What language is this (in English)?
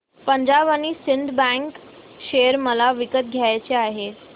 Marathi